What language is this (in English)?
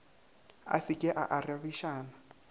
Northern Sotho